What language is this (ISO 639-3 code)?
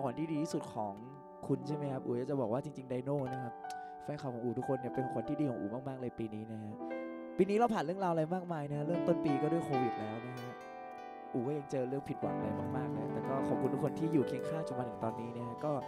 tha